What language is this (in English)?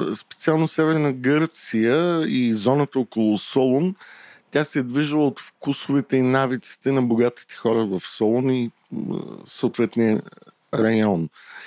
Bulgarian